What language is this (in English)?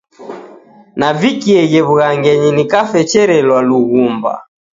Taita